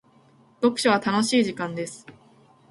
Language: Japanese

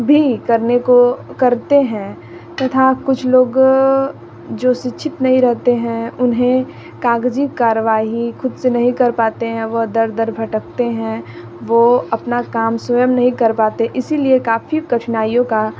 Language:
Hindi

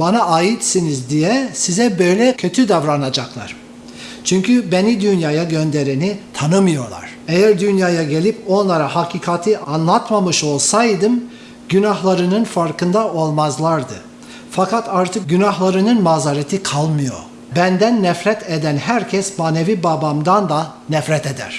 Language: Turkish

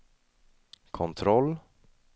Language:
Swedish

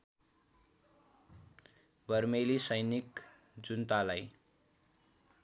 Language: Nepali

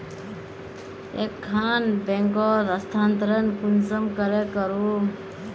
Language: Magahi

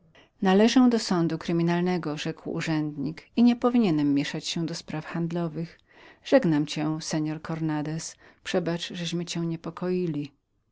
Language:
Polish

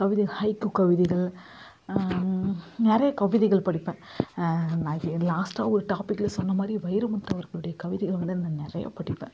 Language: Tamil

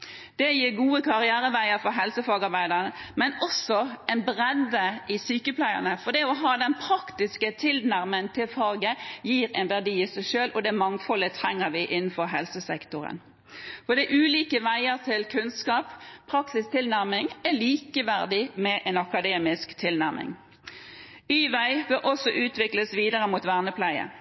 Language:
Norwegian Bokmål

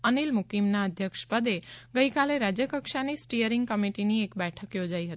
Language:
Gujarati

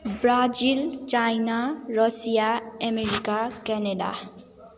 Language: Nepali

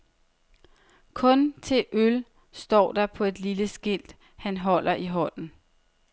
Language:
Danish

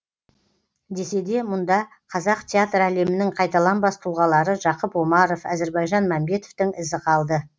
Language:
Kazakh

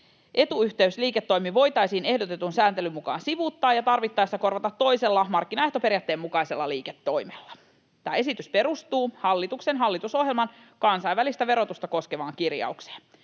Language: Finnish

